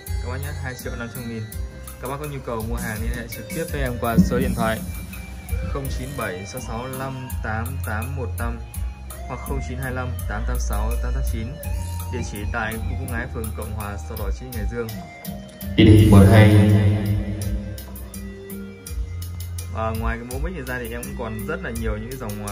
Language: Vietnamese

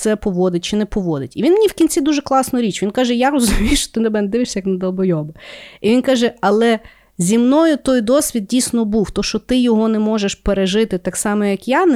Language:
Ukrainian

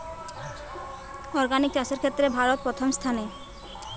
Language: Bangla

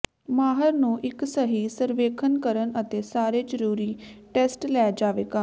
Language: Punjabi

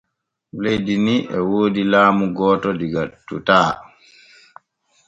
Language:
Borgu Fulfulde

